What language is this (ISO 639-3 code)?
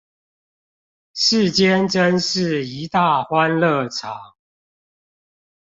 zho